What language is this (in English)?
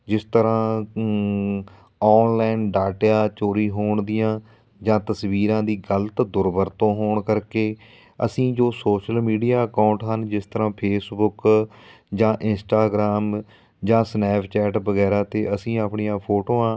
Punjabi